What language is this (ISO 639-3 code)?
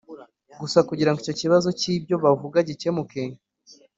kin